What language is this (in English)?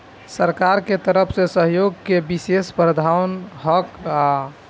Bhojpuri